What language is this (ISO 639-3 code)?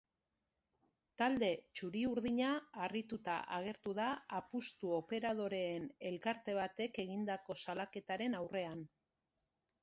eus